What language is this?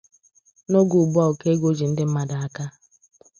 Igbo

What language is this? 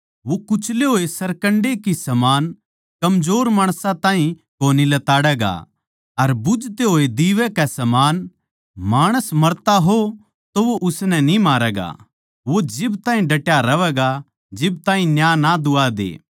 Haryanvi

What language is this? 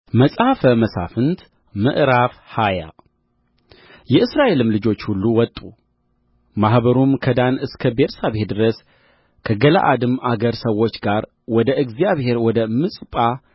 Amharic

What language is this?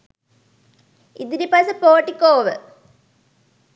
Sinhala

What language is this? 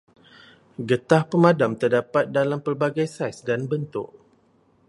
Malay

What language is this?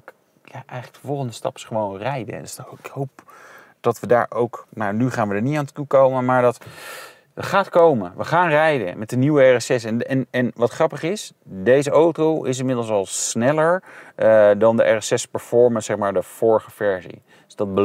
Dutch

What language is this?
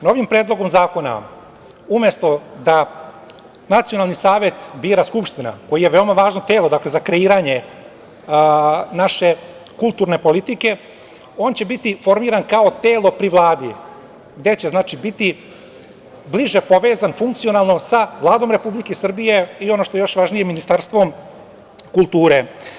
Serbian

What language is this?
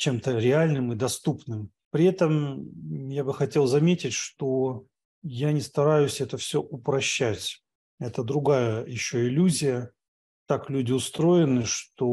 Russian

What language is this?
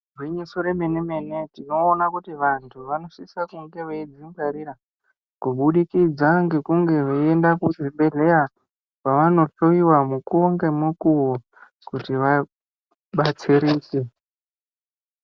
Ndau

